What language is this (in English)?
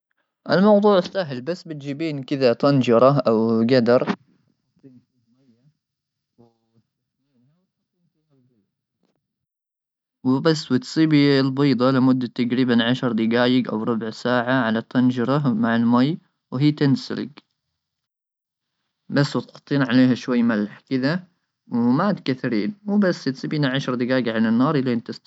Gulf Arabic